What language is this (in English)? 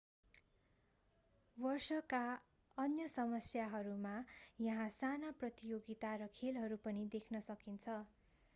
Nepali